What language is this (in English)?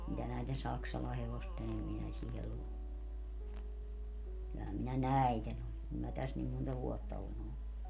Finnish